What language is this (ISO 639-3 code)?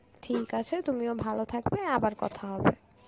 ben